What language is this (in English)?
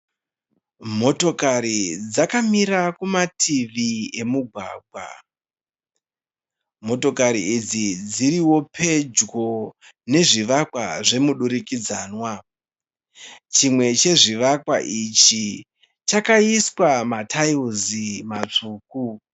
Shona